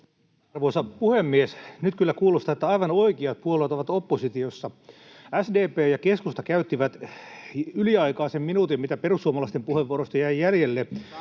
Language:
Finnish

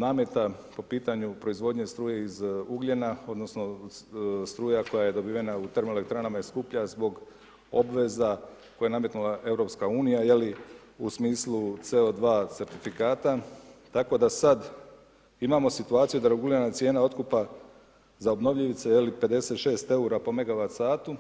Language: Croatian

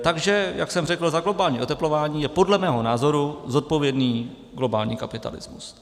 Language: Czech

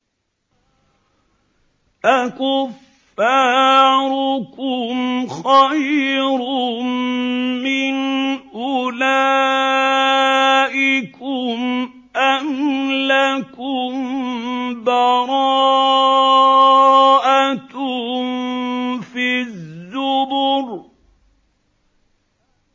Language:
Arabic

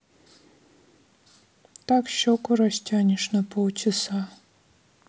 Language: Russian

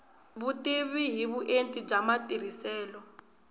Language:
Tsonga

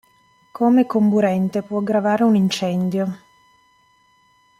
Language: Italian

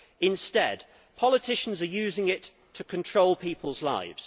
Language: English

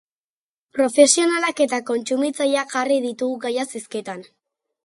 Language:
Basque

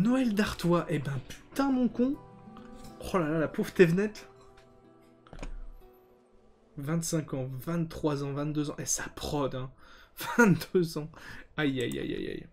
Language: French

